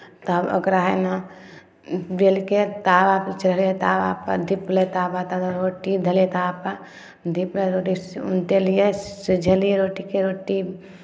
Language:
Maithili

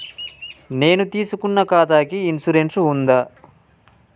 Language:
Telugu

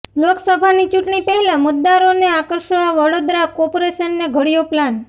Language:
Gujarati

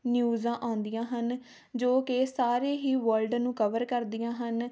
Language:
Punjabi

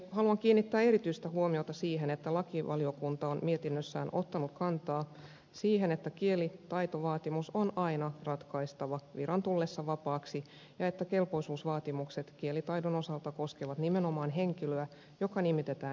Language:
Finnish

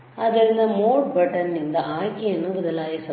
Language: Kannada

